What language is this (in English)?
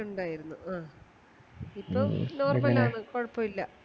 Malayalam